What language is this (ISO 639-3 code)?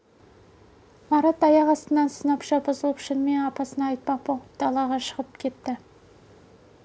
kaz